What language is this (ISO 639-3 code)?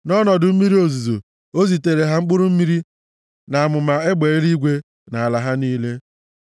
ibo